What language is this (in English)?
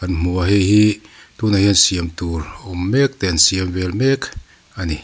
Mizo